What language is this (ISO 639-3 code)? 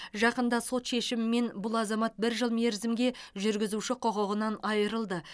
kaz